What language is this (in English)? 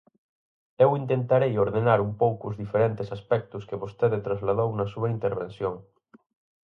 Galician